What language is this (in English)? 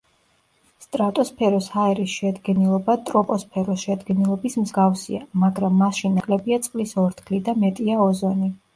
Georgian